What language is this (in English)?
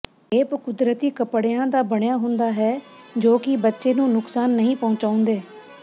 Punjabi